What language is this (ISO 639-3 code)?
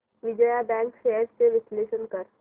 mar